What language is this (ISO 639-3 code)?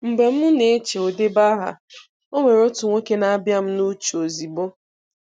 ibo